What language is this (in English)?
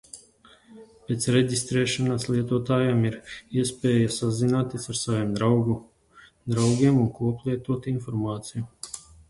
Latvian